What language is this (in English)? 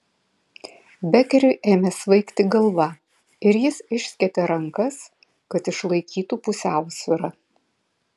Lithuanian